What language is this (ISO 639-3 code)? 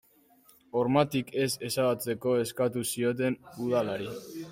eus